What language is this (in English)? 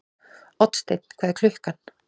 Icelandic